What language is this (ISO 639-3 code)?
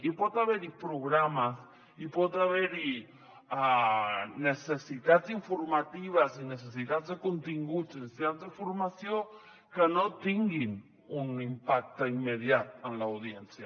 cat